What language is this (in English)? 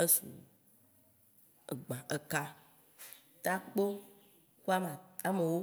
Waci Gbe